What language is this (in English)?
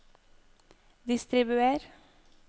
Norwegian